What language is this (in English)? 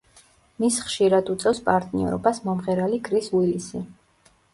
Georgian